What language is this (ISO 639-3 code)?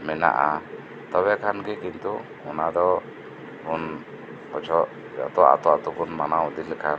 sat